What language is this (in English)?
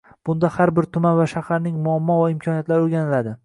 Uzbek